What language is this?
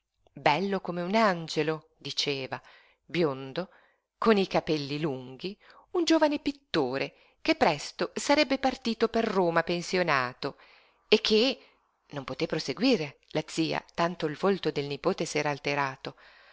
Italian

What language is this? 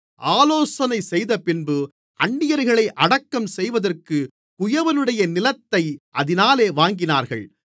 Tamil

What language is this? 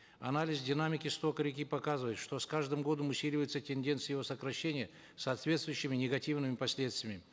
Kazakh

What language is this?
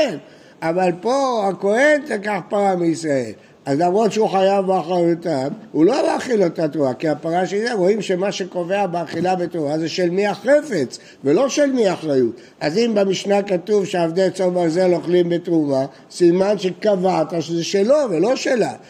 Hebrew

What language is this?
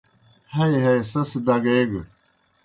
Kohistani Shina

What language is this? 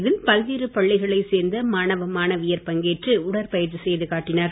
Tamil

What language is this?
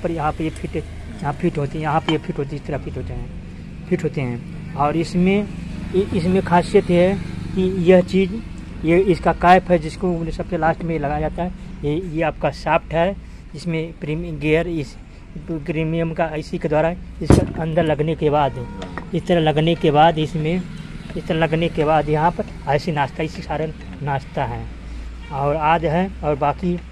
Hindi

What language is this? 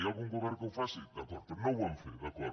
Catalan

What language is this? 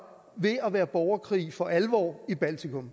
Danish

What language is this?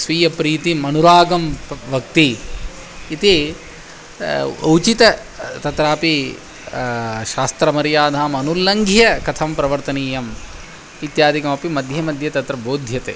Sanskrit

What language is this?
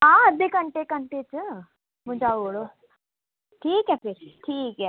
Dogri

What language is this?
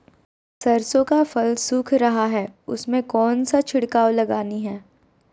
Magahi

